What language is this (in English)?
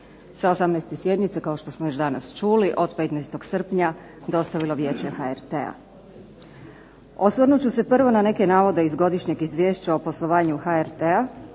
Croatian